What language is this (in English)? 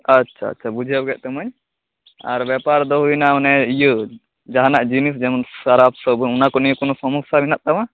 Santali